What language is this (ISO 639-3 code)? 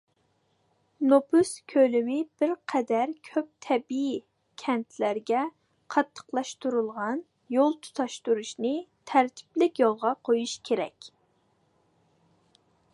uig